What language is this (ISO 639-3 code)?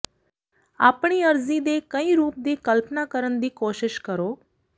pan